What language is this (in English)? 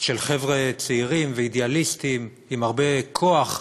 Hebrew